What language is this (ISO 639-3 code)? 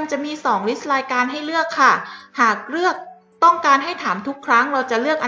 tha